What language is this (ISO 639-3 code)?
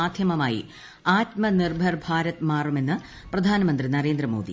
mal